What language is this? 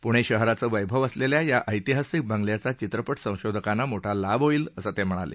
Marathi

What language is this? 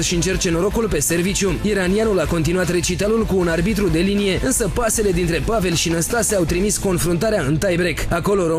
Romanian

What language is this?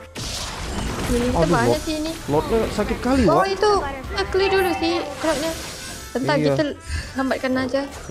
Indonesian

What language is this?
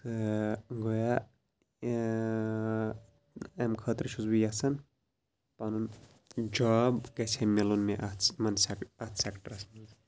Kashmiri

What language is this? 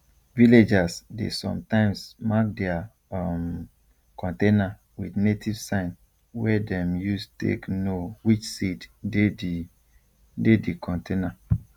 Nigerian Pidgin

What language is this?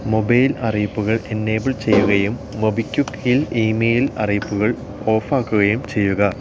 Malayalam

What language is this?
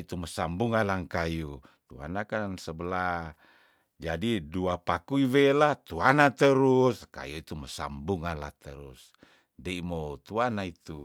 Tondano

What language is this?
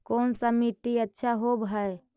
Magahi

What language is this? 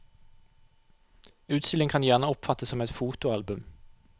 Norwegian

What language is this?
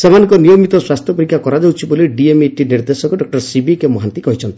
Odia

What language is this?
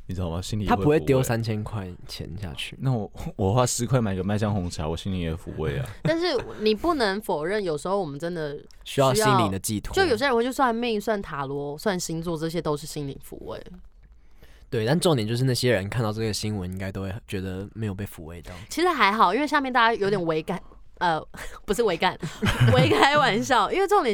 Chinese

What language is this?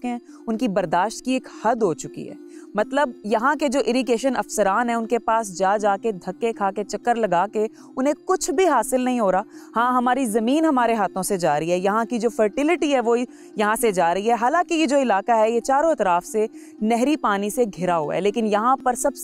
Hindi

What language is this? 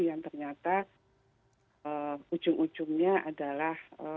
Indonesian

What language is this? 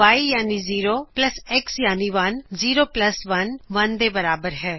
Punjabi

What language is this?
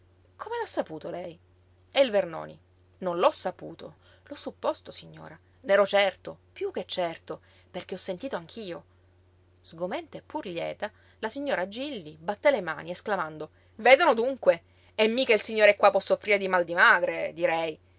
Italian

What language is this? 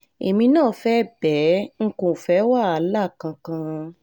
Yoruba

